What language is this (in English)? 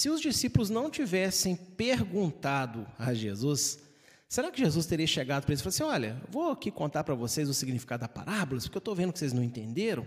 Portuguese